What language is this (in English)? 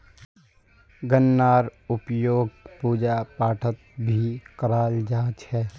Magahi